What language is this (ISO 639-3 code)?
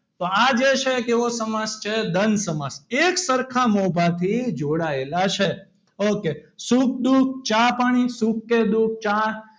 guj